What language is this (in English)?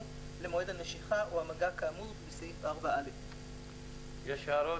Hebrew